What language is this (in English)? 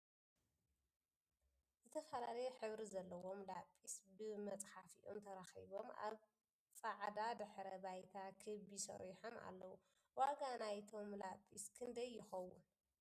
Tigrinya